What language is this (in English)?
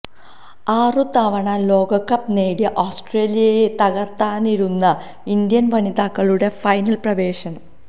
Malayalam